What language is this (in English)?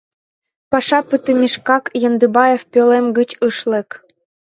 Mari